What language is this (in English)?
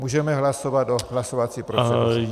Czech